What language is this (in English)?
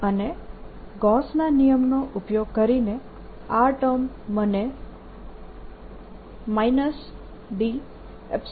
Gujarati